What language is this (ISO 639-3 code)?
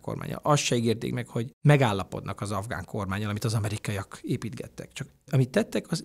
hun